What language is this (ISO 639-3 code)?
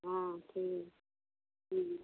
hin